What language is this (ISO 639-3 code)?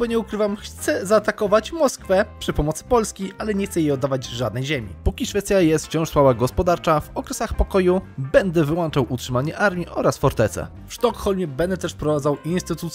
pol